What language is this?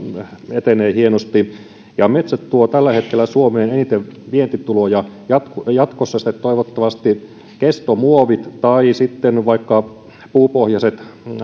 Finnish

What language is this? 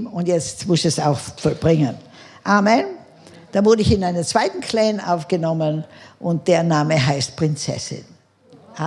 German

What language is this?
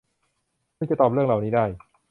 Thai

